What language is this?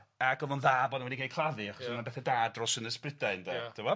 Welsh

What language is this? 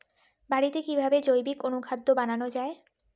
Bangla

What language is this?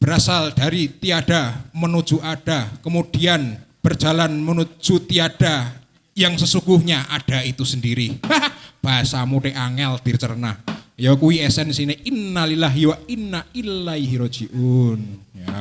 Indonesian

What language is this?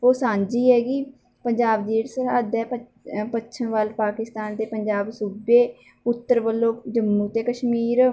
Punjabi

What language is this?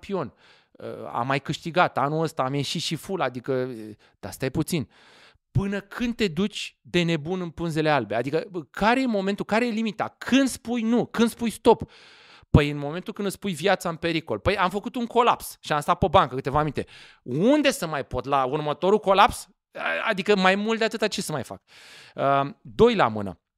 Romanian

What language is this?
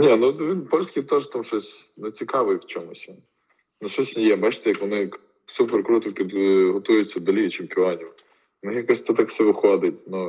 Ukrainian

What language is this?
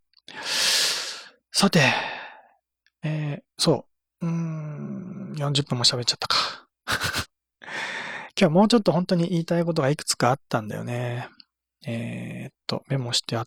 Japanese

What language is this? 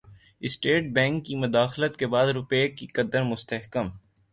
Urdu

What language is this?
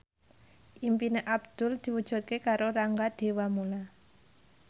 Javanese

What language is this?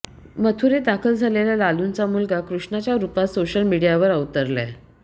Marathi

